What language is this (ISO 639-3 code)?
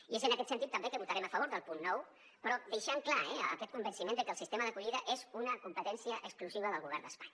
cat